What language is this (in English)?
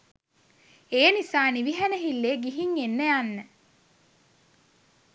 Sinhala